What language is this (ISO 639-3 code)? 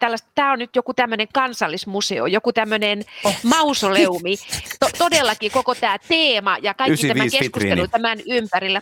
fin